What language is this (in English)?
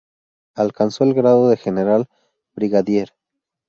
Spanish